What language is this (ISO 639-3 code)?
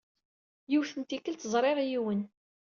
kab